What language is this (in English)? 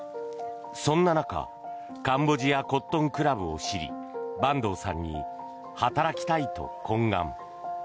Japanese